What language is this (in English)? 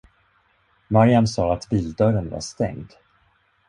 Swedish